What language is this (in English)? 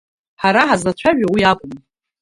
Abkhazian